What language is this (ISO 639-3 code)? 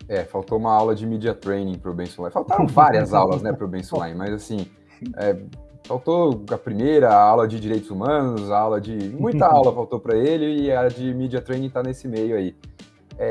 por